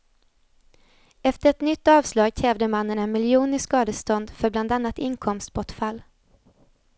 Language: Swedish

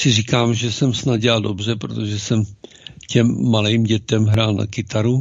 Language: Czech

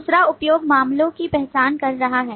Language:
Hindi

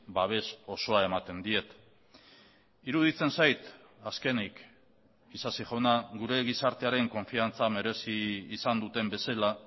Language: Basque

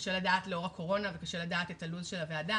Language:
Hebrew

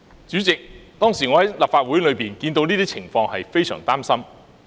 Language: Cantonese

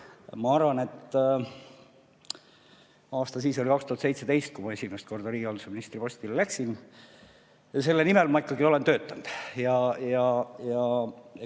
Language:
Estonian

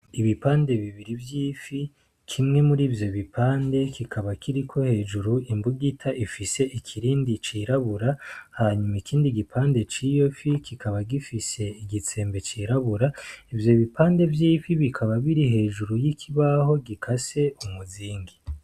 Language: Rundi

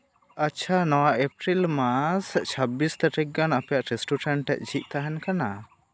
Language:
Santali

